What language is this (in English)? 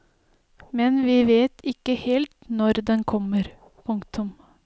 Norwegian